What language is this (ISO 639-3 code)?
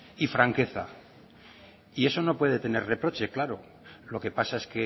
spa